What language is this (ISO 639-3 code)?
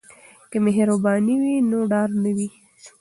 pus